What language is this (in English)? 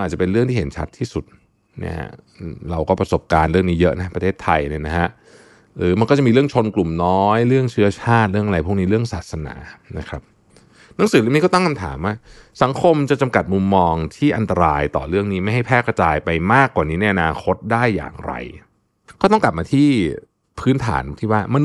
Thai